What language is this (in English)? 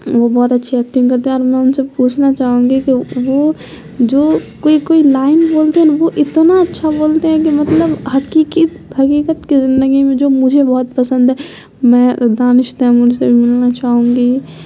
Urdu